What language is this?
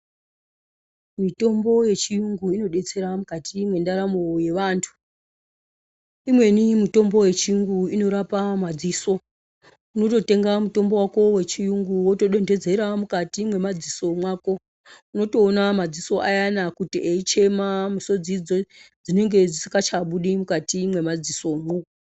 Ndau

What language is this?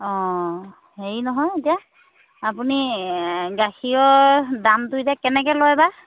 Assamese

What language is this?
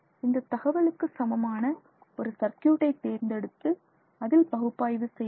Tamil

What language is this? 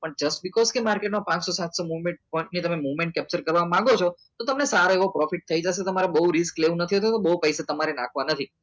Gujarati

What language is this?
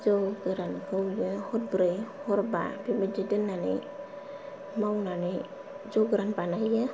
Bodo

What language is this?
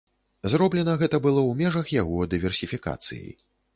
Belarusian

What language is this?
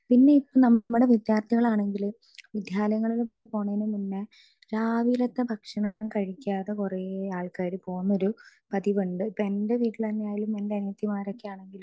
Malayalam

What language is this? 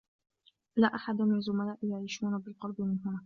Arabic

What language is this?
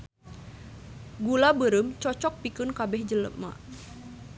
Sundanese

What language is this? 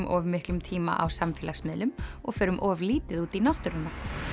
Icelandic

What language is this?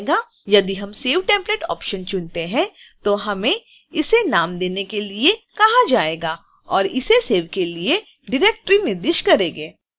Hindi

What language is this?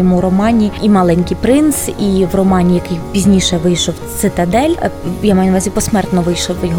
Ukrainian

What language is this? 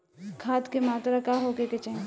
Bhojpuri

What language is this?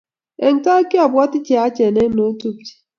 Kalenjin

